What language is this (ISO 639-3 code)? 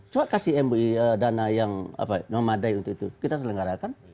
ind